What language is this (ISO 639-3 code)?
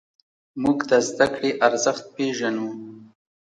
pus